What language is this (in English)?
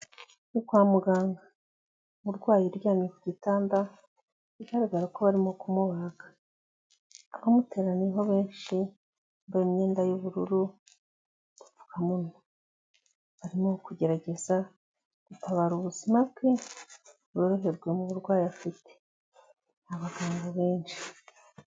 Kinyarwanda